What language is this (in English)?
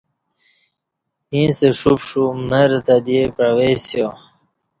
Kati